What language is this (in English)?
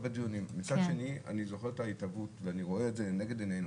Hebrew